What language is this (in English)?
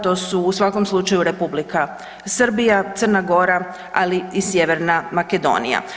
Croatian